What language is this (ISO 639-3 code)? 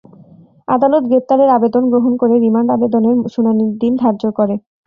ben